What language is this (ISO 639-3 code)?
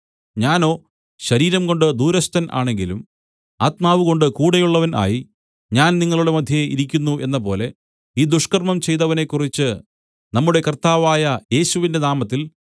mal